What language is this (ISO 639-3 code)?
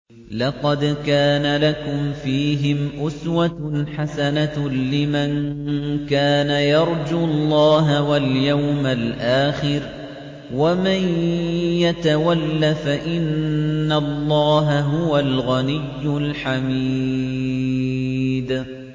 ara